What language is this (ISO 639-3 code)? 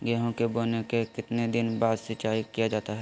mag